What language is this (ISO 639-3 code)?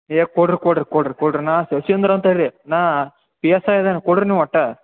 kan